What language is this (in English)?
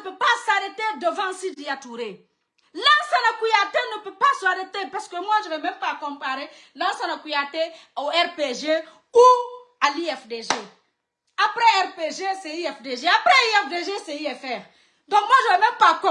French